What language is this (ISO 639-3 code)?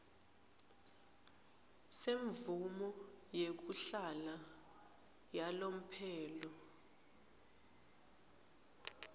ssw